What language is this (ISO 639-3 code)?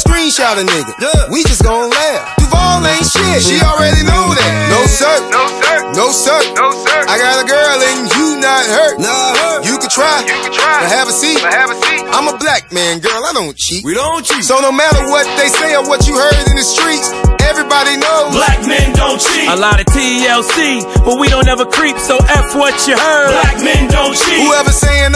eng